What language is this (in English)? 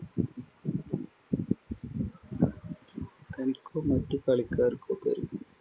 Malayalam